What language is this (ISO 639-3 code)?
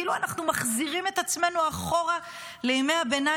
heb